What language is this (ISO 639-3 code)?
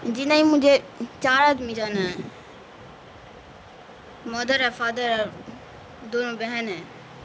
urd